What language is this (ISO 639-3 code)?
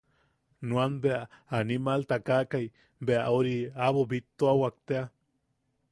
yaq